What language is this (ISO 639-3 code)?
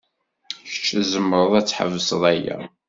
kab